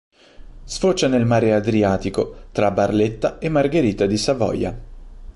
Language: Italian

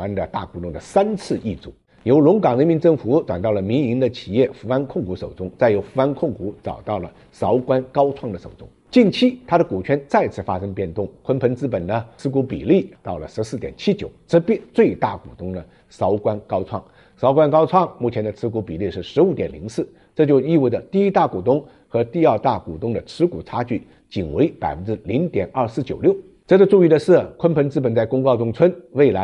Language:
Chinese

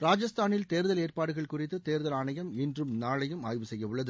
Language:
Tamil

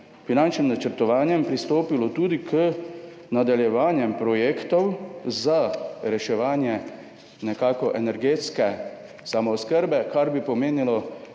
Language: Slovenian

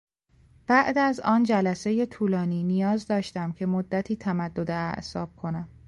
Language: Persian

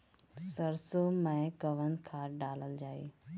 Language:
Bhojpuri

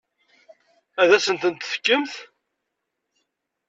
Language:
Kabyle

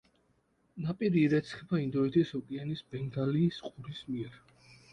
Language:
Georgian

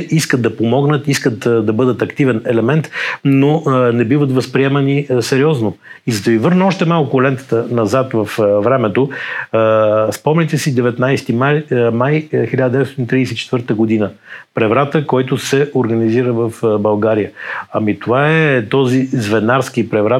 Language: Bulgarian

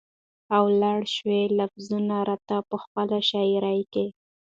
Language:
Pashto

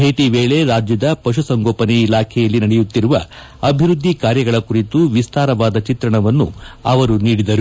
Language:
Kannada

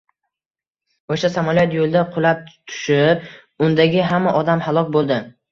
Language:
Uzbek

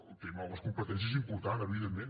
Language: Catalan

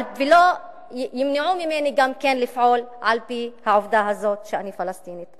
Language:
Hebrew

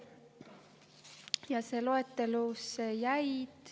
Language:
Estonian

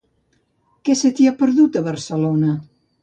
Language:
Catalan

